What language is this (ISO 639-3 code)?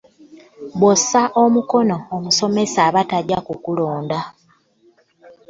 lug